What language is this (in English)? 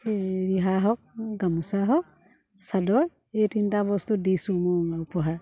Assamese